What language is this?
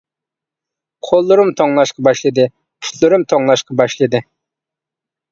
Uyghur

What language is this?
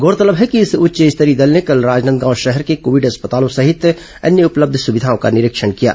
Hindi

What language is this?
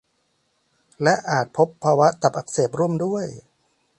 Thai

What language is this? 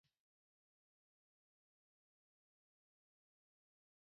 Pashto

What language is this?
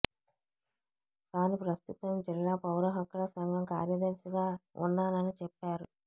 Telugu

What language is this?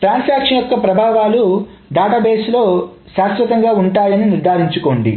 Telugu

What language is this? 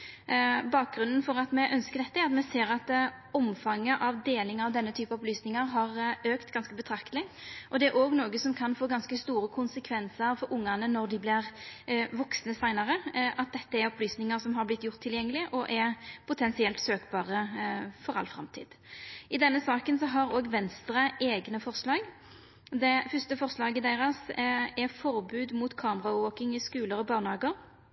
Norwegian Nynorsk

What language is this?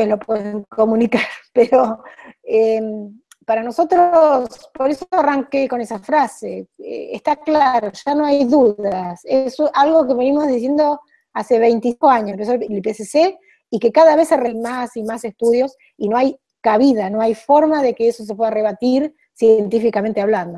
Spanish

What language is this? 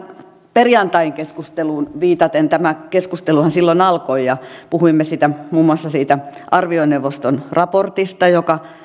Finnish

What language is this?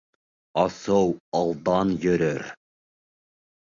Bashkir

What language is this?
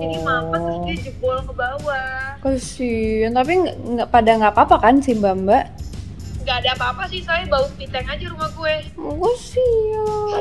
Indonesian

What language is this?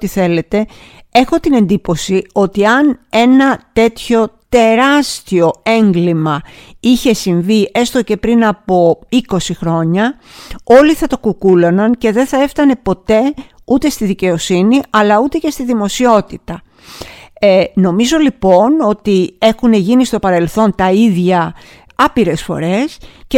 Greek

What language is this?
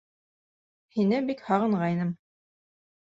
Bashkir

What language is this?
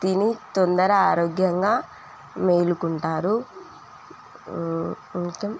Telugu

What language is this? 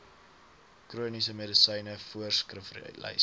Afrikaans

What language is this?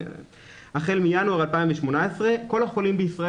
Hebrew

